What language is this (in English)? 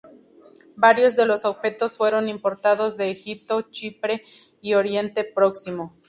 Spanish